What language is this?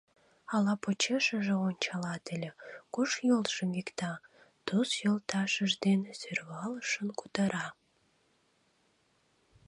Mari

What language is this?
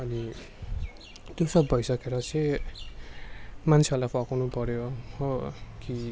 Nepali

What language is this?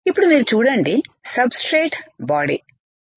Telugu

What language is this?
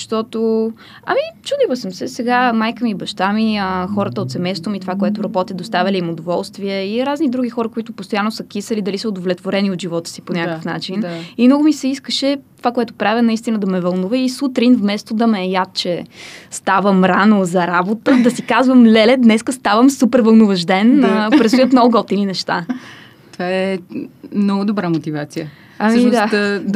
Bulgarian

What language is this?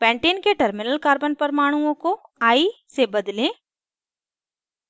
Hindi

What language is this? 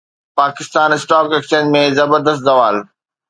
Sindhi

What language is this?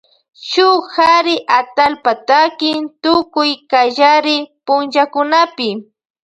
Loja Highland Quichua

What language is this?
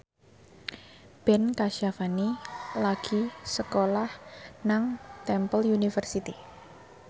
Javanese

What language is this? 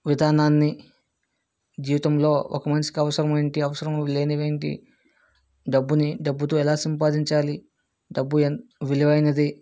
Telugu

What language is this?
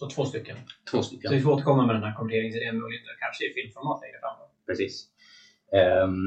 Swedish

